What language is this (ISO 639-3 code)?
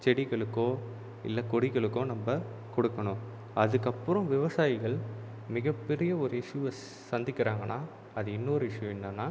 tam